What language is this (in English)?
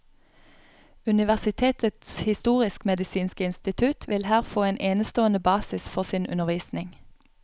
Norwegian